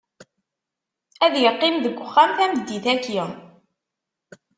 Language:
Kabyle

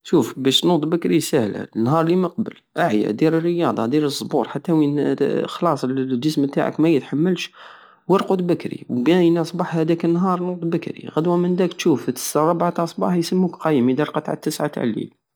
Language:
Algerian Saharan Arabic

